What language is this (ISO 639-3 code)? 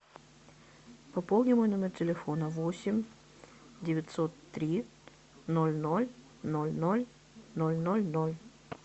rus